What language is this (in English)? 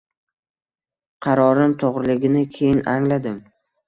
Uzbek